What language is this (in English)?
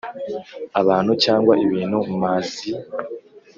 Kinyarwanda